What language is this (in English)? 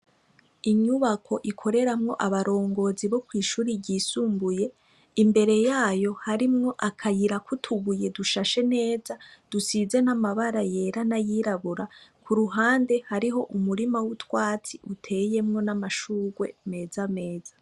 Rundi